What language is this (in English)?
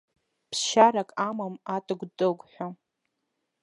Abkhazian